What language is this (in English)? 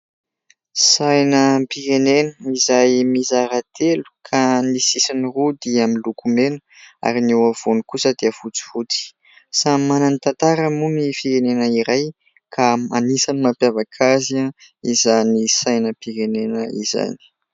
Malagasy